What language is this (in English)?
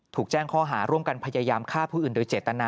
Thai